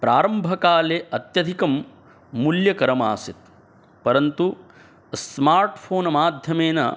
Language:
Sanskrit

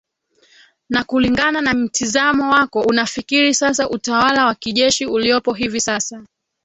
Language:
Swahili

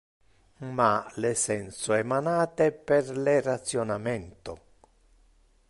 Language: Interlingua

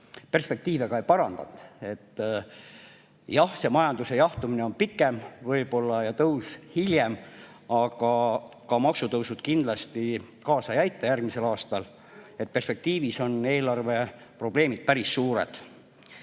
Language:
Estonian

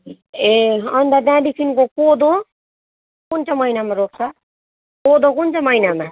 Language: Nepali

